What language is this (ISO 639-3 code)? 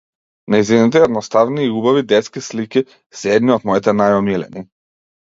mkd